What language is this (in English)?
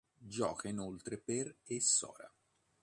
Italian